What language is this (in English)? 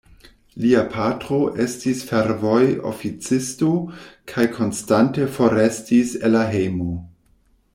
Esperanto